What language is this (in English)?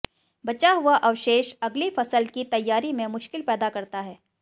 Hindi